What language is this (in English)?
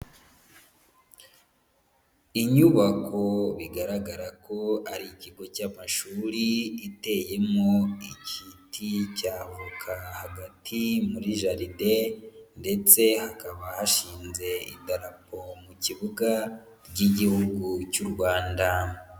Kinyarwanda